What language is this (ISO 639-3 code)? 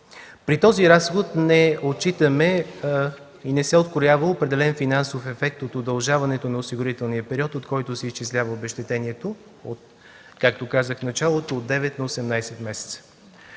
bul